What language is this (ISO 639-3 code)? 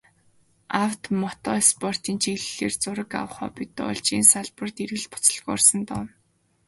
mon